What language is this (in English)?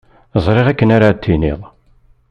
Kabyle